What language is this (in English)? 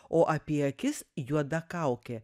Lithuanian